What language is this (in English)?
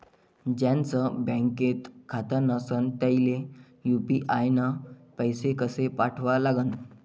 Marathi